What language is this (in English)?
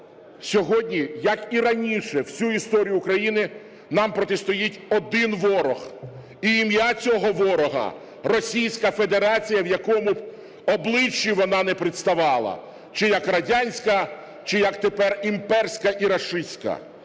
Ukrainian